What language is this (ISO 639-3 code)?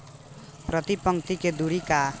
bho